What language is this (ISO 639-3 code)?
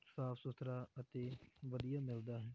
pan